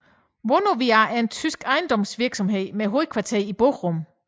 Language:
Danish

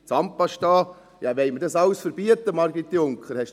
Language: Swiss German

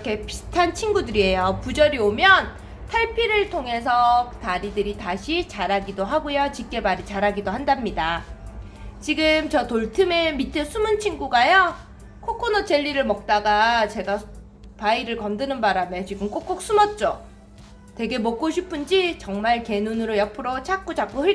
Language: Korean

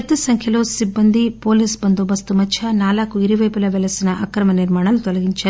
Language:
Telugu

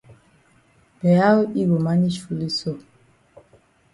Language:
Cameroon Pidgin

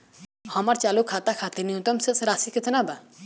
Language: Bhojpuri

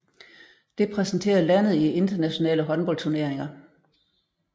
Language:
Danish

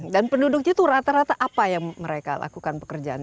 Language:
Indonesian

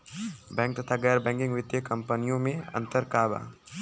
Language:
Bhojpuri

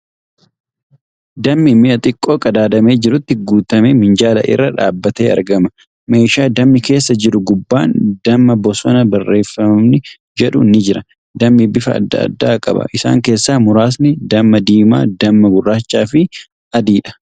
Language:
Oromo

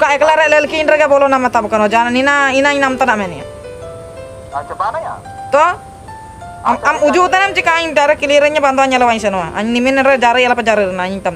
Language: Indonesian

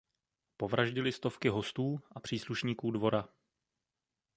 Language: Czech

